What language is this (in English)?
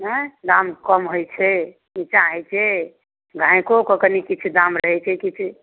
Maithili